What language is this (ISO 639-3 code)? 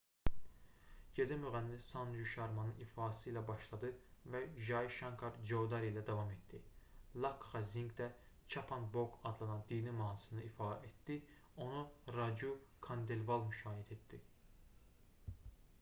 aze